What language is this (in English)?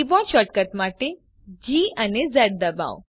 Gujarati